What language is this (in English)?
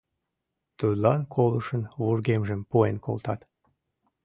Mari